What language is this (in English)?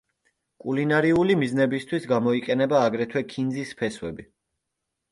Georgian